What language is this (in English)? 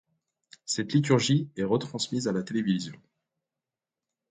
French